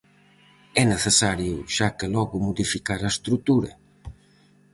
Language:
Galician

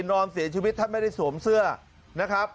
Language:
Thai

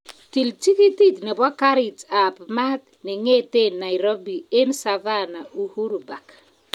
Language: Kalenjin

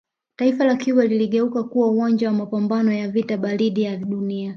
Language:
Swahili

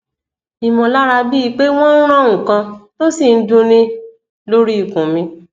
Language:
Yoruba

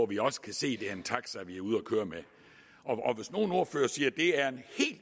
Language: Danish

